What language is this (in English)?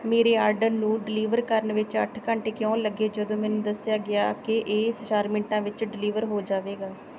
Punjabi